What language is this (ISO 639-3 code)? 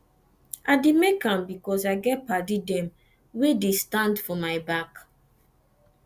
pcm